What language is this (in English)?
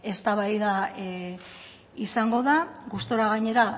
Basque